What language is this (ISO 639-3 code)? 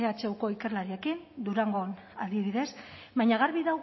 eus